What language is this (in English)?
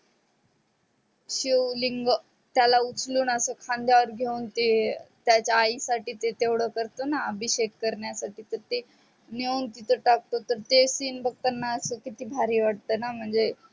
Marathi